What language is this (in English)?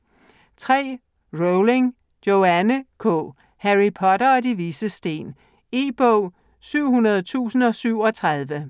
Danish